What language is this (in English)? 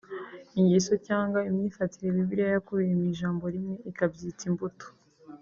Kinyarwanda